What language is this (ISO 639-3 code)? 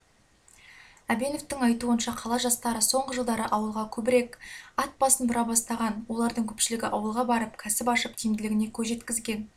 kaz